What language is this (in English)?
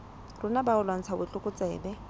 Southern Sotho